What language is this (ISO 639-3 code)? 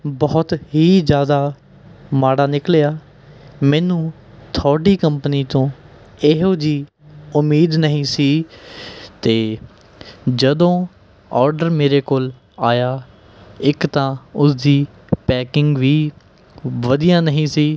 pan